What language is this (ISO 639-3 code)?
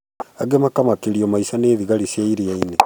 kik